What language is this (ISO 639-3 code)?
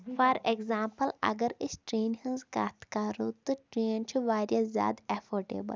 kas